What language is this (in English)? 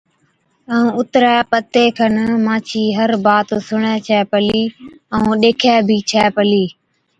Od